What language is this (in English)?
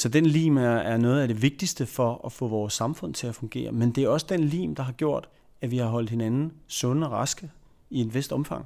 Danish